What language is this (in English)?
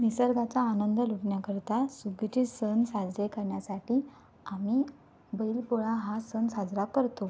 Marathi